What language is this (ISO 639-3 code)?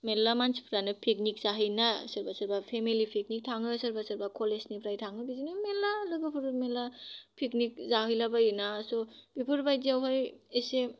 brx